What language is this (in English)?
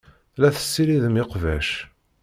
Kabyle